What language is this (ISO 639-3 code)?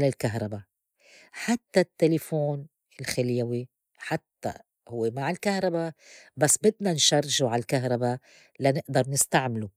apc